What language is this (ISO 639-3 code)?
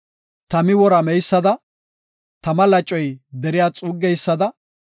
gof